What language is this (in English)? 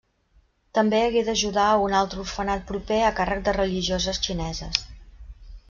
Catalan